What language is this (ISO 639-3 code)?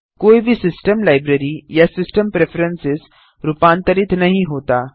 hin